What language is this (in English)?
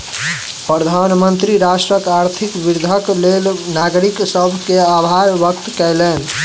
Maithili